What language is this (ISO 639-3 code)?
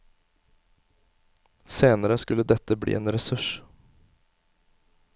nor